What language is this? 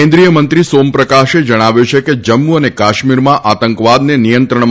Gujarati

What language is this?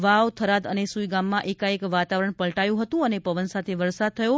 Gujarati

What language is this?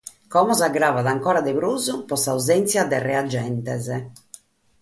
Sardinian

